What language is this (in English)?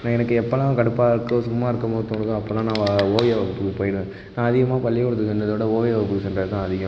Tamil